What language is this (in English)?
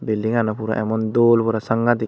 Chakma